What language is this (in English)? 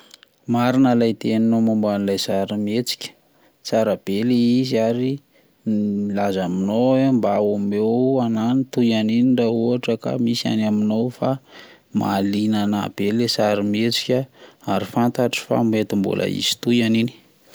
Malagasy